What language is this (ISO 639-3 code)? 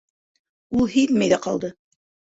bak